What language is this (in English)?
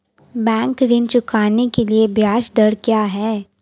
Hindi